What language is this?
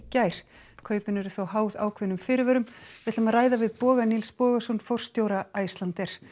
Icelandic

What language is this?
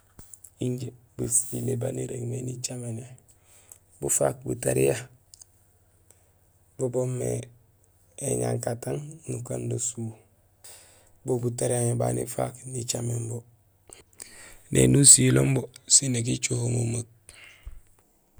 Gusilay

